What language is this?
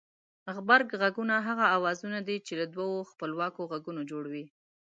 Pashto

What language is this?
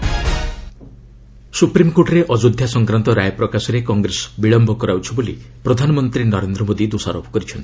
Odia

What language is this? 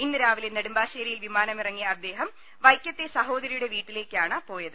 Malayalam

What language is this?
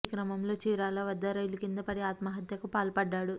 Telugu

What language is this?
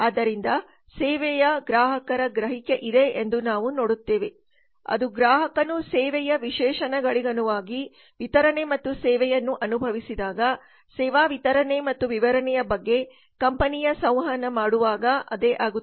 Kannada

